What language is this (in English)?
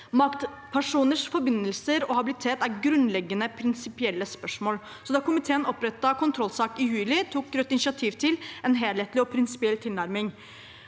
Norwegian